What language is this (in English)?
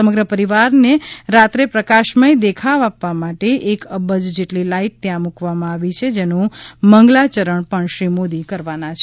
Gujarati